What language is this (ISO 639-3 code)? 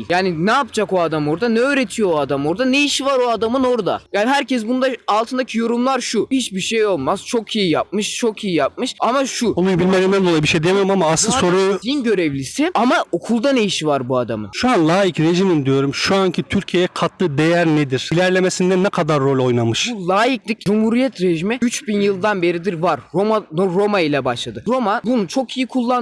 tur